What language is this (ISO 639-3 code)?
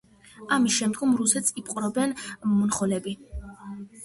kat